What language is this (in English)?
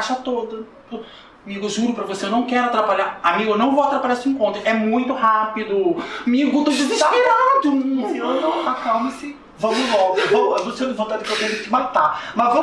Portuguese